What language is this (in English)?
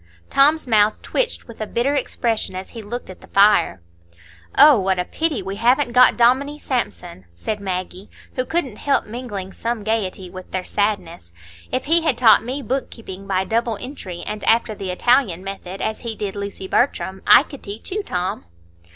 English